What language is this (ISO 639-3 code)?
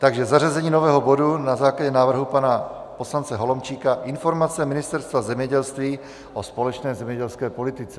ces